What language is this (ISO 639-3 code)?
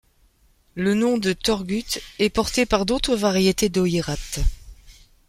fra